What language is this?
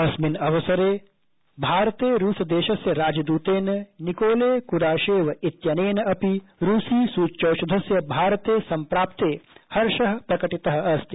Sanskrit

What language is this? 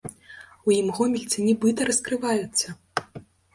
Belarusian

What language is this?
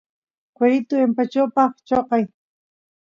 Santiago del Estero Quichua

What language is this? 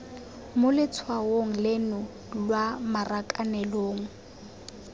Tswana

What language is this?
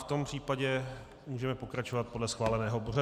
Czech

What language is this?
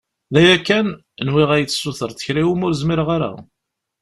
Kabyle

